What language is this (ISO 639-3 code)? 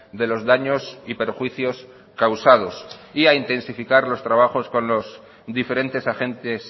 spa